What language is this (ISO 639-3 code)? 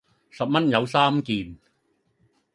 yue